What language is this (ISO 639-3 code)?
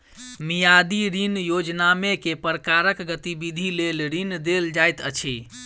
mai